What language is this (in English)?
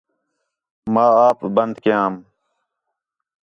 Khetrani